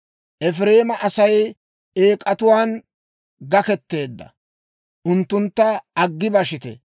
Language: Dawro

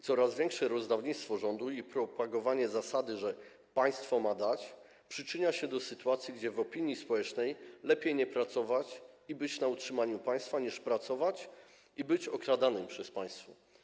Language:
Polish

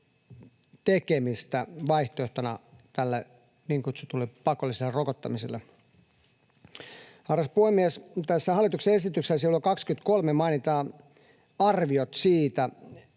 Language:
Finnish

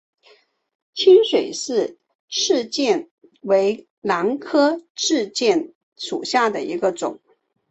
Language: Chinese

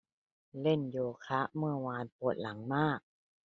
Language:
Thai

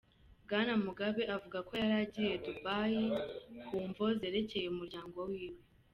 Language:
Kinyarwanda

